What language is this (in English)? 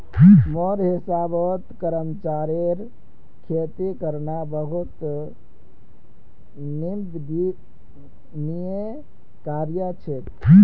Magahi